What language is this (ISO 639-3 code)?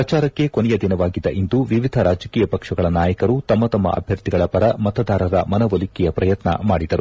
kan